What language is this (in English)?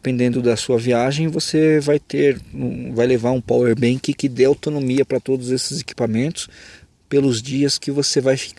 Portuguese